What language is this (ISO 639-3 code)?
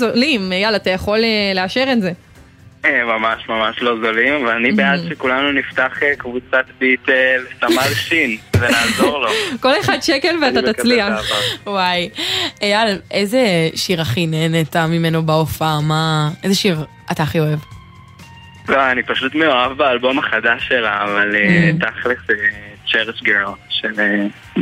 heb